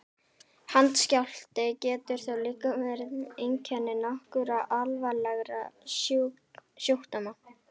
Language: Icelandic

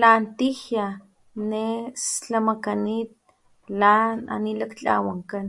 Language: Papantla Totonac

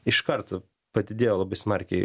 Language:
Lithuanian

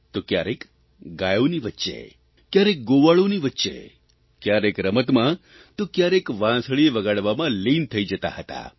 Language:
Gujarati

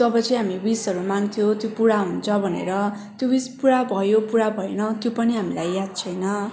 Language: Nepali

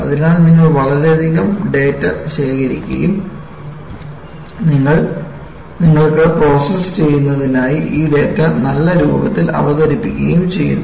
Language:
Malayalam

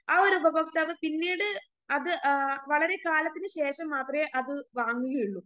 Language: Malayalam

